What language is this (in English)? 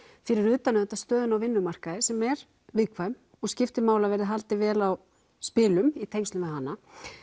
Icelandic